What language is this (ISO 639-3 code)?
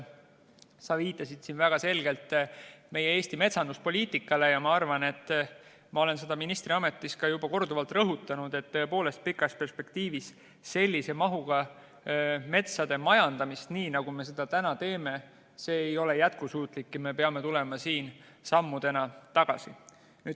est